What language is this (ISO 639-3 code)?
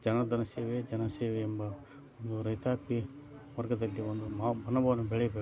kan